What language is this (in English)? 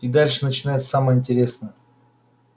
Russian